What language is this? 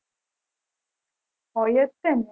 Gujarati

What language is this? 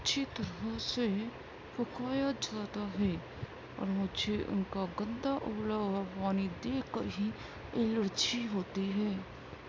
Urdu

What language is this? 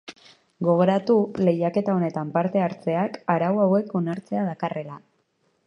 Basque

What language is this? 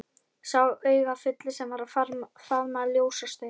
Icelandic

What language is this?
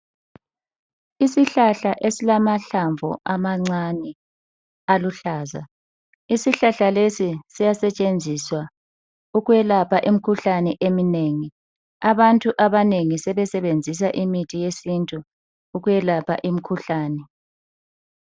North Ndebele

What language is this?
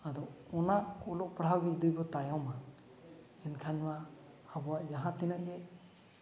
Santali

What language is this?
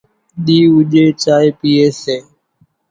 Kachi Koli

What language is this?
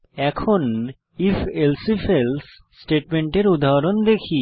Bangla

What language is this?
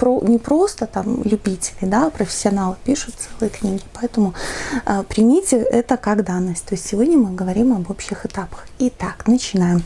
Russian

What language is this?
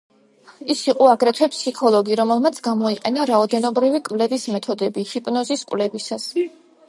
Georgian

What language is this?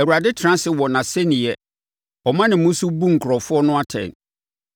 Akan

